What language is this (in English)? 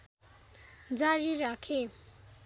Nepali